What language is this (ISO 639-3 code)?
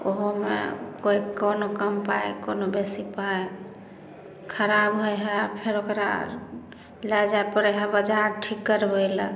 mai